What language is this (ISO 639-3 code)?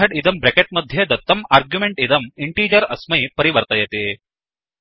san